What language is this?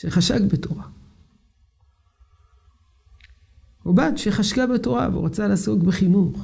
Hebrew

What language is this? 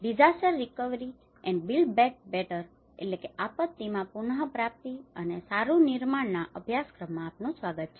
Gujarati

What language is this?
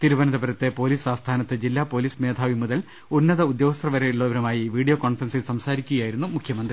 Malayalam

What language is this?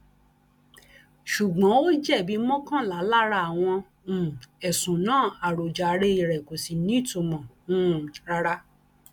Yoruba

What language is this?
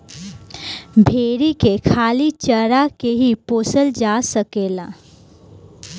Bhojpuri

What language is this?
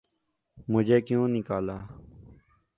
Urdu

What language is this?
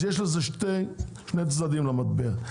Hebrew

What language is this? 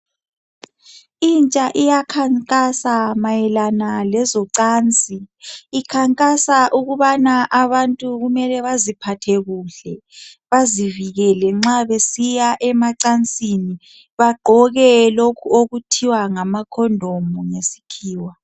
North Ndebele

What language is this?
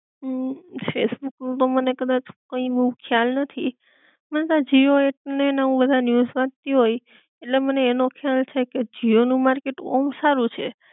Gujarati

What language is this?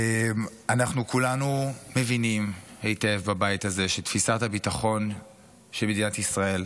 Hebrew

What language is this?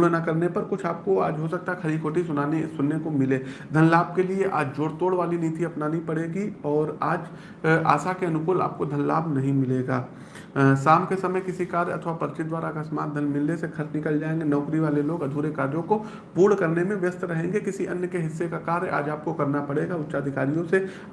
Hindi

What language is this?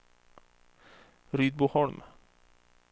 Swedish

